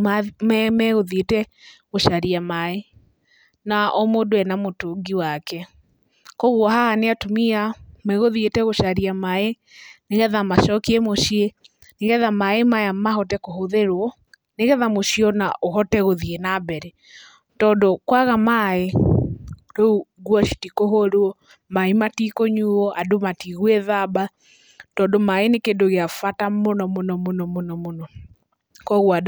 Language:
Kikuyu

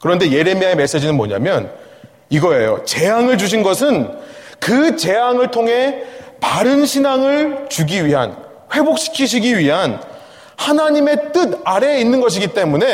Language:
Korean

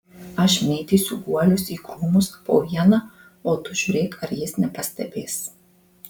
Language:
Lithuanian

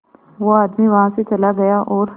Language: Hindi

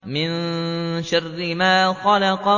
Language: Arabic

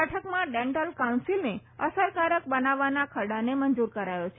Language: Gujarati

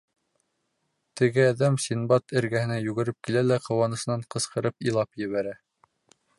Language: Bashkir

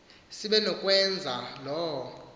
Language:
Xhosa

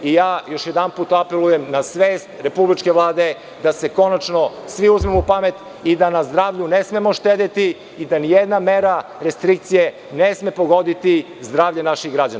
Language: Serbian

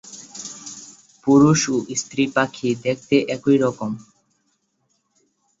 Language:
Bangla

